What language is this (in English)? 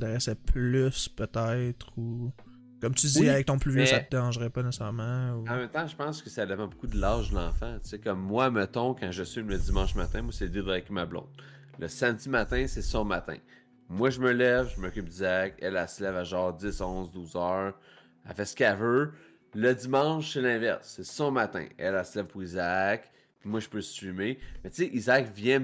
French